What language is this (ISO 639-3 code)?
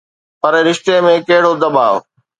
snd